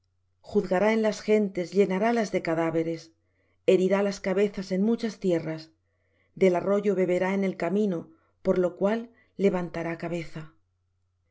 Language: Spanish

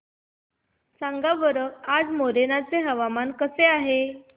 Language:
Marathi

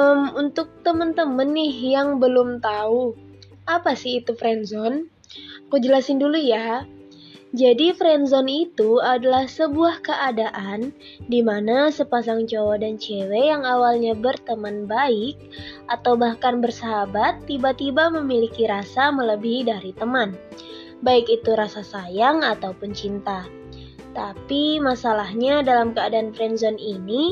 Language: Indonesian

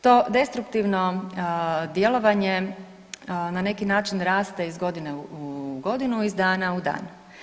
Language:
Croatian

